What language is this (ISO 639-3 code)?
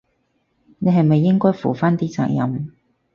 yue